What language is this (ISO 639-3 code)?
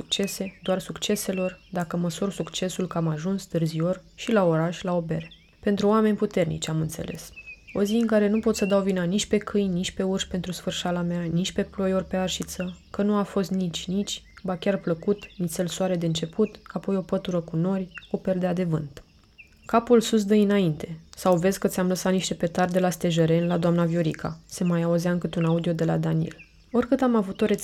ron